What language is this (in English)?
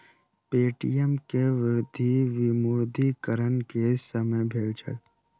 Maithili